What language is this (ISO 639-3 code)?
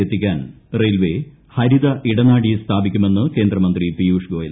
mal